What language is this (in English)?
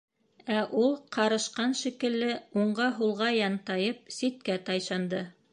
Bashkir